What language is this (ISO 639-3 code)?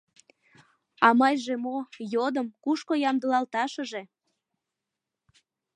chm